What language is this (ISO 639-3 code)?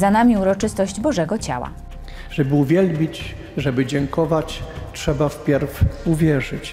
pol